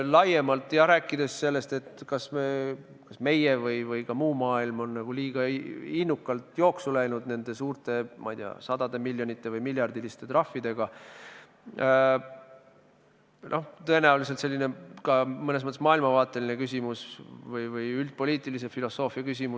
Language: Estonian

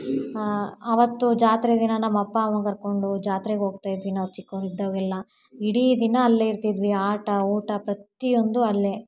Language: Kannada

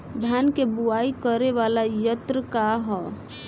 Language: Bhojpuri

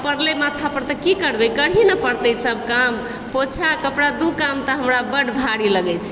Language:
Maithili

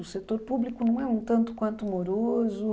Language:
Portuguese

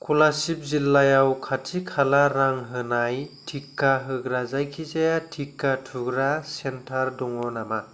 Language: Bodo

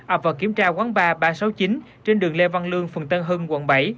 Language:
Vietnamese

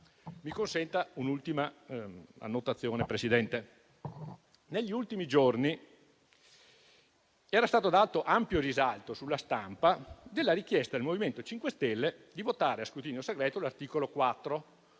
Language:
Italian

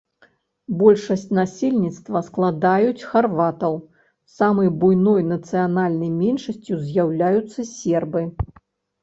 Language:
Belarusian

